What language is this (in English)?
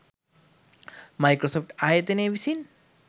Sinhala